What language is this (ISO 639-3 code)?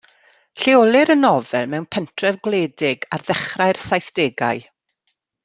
cym